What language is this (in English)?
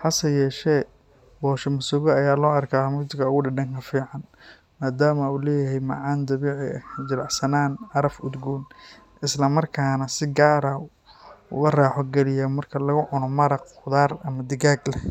Somali